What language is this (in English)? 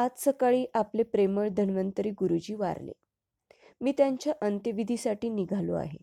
Marathi